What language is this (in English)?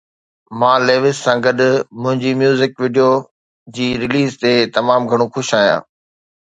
Sindhi